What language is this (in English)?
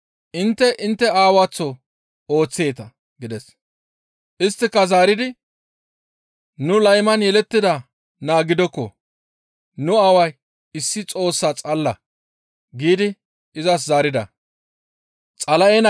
Gamo